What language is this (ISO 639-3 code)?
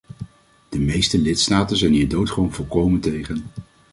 nld